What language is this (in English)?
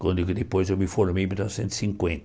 Portuguese